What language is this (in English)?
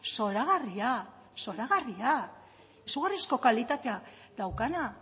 Basque